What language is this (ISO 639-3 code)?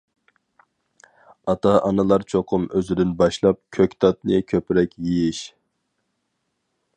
uig